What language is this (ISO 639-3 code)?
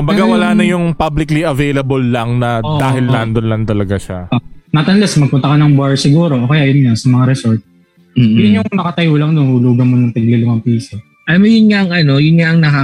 fil